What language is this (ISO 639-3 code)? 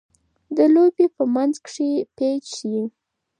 pus